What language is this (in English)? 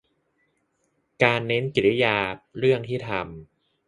Thai